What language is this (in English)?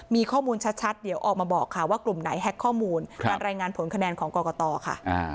Thai